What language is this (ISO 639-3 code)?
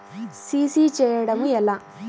tel